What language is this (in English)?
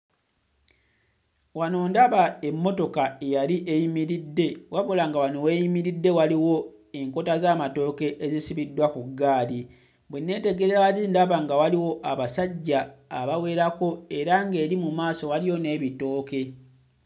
Ganda